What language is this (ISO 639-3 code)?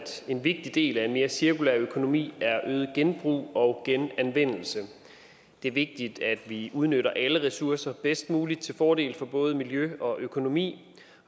dan